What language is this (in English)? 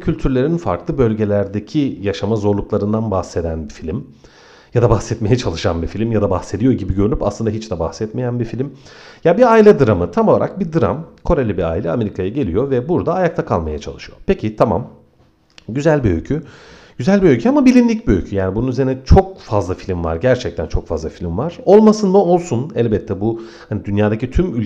Turkish